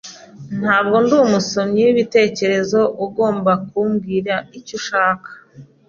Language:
Kinyarwanda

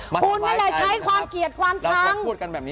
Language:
Thai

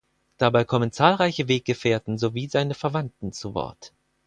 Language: German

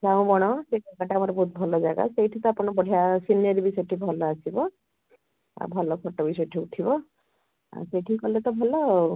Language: Odia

